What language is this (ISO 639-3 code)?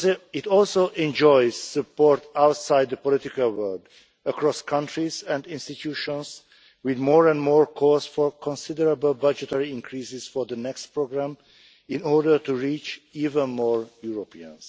eng